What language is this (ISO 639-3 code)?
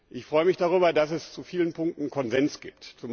deu